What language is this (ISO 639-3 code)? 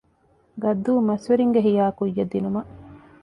div